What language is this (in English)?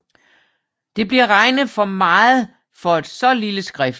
Danish